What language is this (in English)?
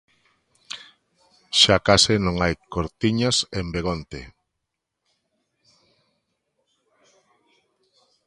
Galician